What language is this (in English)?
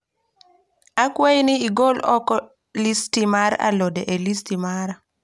Luo (Kenya and Tanzania)